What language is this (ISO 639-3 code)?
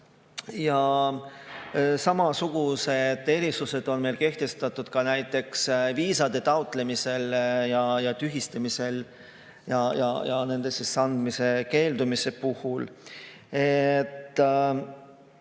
est